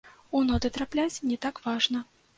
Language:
Belarusian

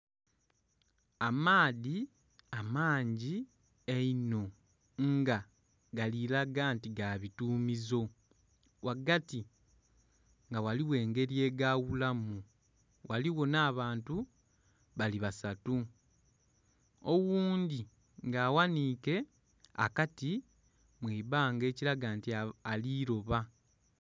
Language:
Soga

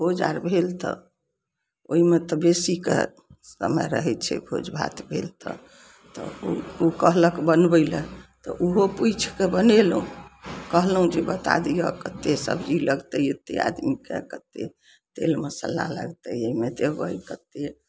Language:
Maithili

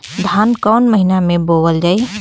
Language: Bhojpuri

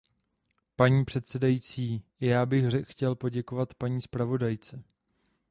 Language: Czech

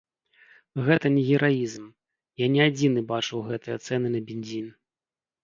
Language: Belarusian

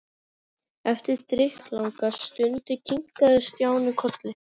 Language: Icelandic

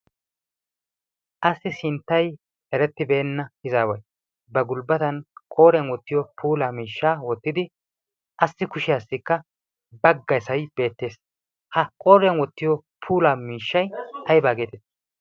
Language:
Wolaytta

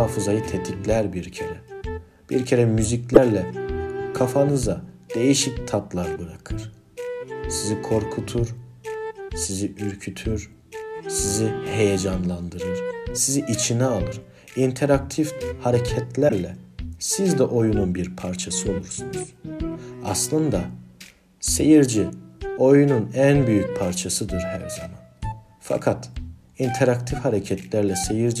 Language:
Turkish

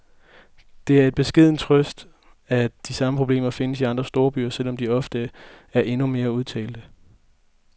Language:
Danish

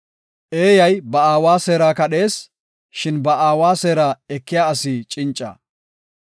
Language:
Gofa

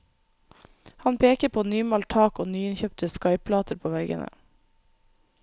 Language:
Norwegian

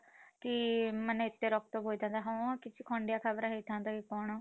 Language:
Odia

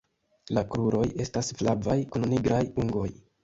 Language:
Esperanto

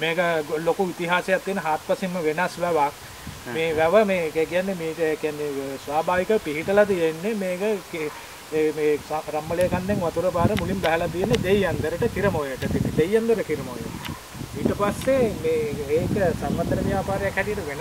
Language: Indonesian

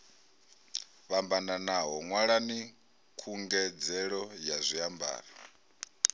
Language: Venda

